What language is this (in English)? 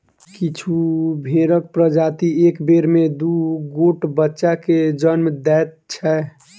Maithili